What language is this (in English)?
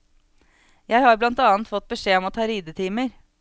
Norwegian